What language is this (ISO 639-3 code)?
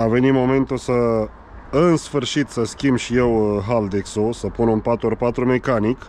ron